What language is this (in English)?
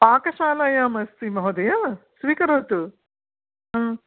Sanskrit